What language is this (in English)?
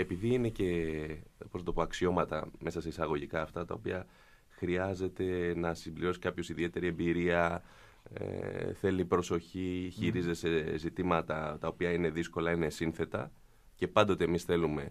Greek